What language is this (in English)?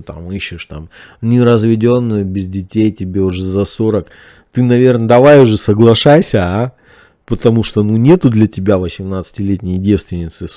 Russian